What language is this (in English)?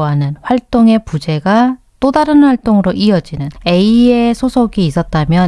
Korean